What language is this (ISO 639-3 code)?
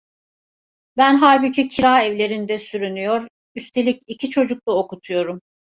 tur